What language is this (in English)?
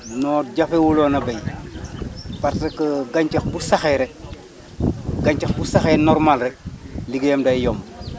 Wolof